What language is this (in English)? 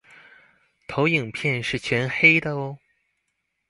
Chinese